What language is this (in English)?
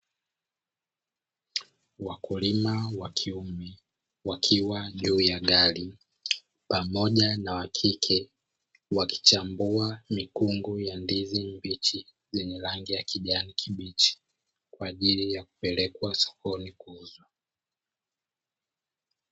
Swahili